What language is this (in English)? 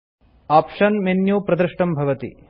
Sanskrit